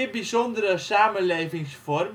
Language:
Dutch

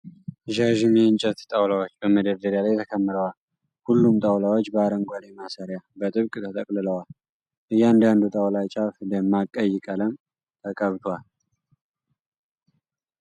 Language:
Amharic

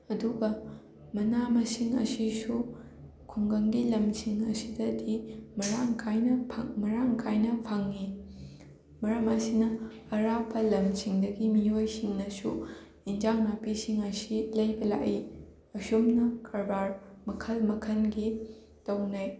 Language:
Manipuri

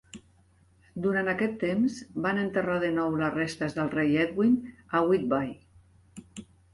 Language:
Catalan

